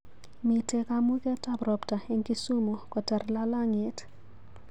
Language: Kalenjin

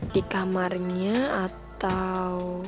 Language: Indonesian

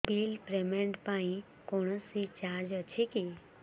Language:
Odia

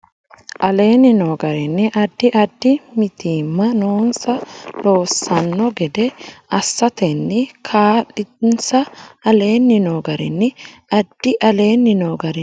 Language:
Sidamo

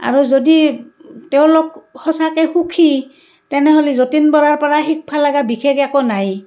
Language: Assamese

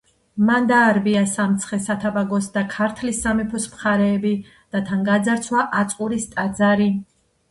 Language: Georgian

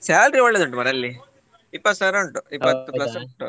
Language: Kannada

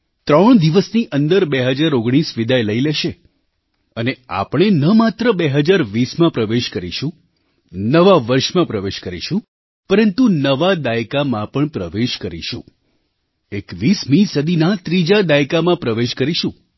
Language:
Gujarati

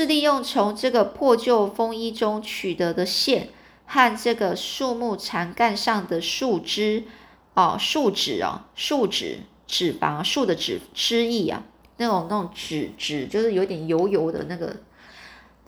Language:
Chinese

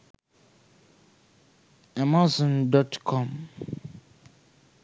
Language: Sinhala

